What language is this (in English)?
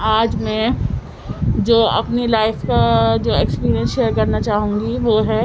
Urdu